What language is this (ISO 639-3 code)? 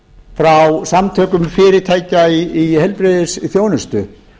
isl